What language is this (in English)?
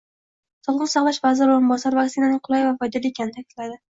Uzbek